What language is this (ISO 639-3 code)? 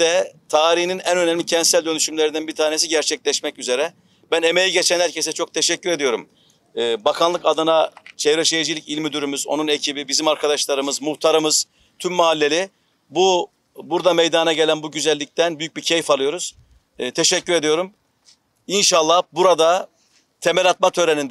tur